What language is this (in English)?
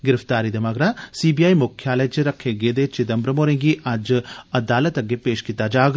Dogri